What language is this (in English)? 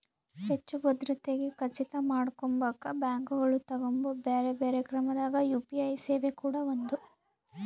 Kannada